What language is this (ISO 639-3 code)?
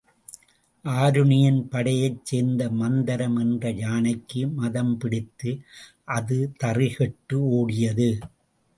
tam